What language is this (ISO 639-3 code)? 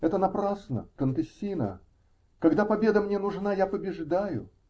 rus